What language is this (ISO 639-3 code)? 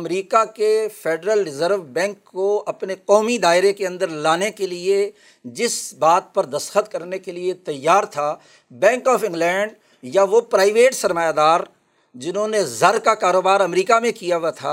urd